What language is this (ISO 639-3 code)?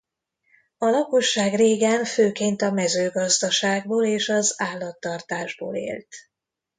hun